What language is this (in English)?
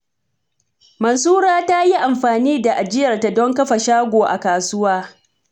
Hausa